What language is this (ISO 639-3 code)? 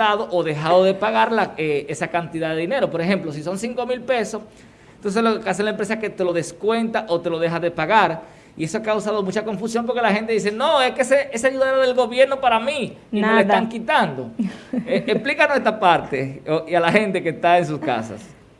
spa